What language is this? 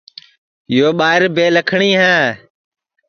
Sansi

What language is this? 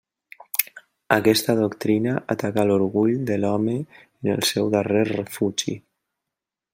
Catalan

